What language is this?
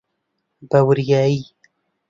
Central Kurdish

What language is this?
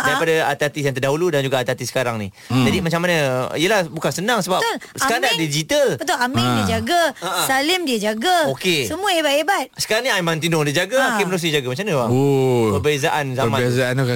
Malay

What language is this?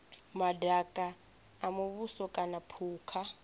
Venda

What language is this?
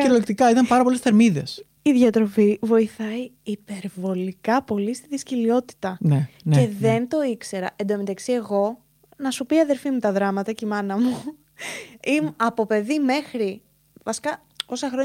Greek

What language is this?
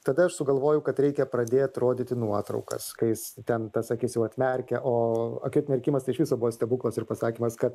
Lithuanian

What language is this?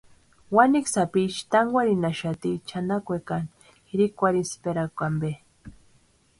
Western Highland Purepecha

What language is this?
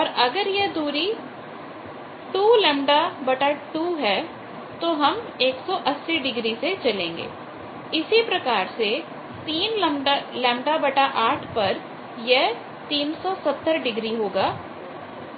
Hindi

